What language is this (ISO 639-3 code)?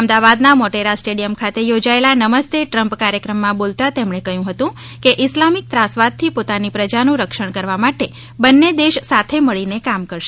guj